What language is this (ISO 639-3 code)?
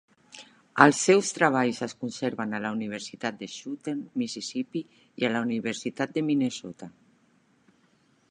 cat